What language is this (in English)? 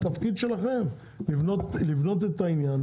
Hebrew